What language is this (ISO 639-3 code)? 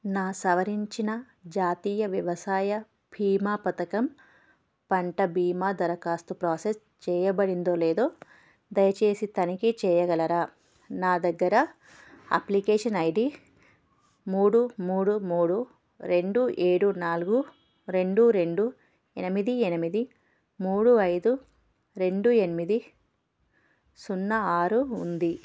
tel